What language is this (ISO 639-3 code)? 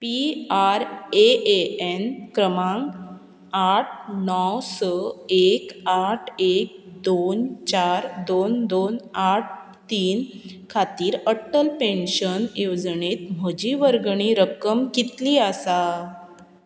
kok